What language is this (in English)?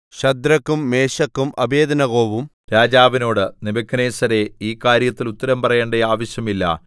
Malayalam